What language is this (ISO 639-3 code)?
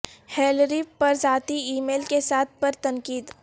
urd